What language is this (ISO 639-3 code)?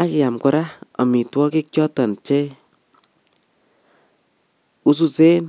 kln